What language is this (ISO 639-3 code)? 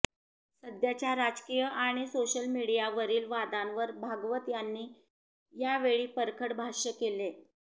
mar